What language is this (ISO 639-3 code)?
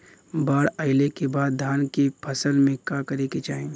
bho